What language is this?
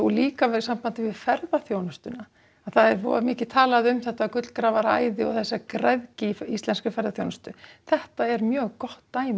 Icelandic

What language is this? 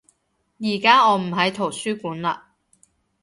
Cantonese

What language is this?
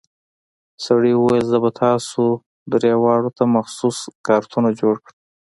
Pashto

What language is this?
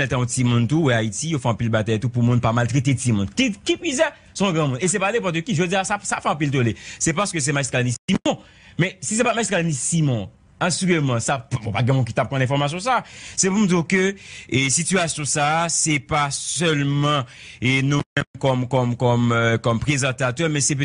French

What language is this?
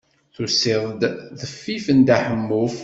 Kabyle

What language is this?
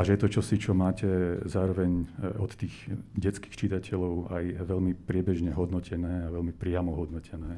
Slovak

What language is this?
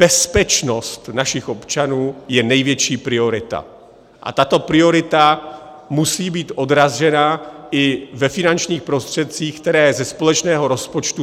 Czech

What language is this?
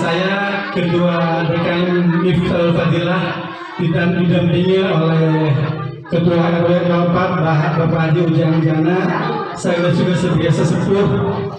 Indonesian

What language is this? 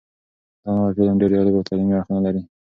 Pashto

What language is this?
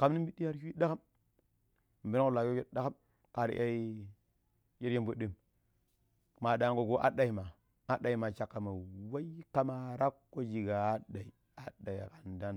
Pero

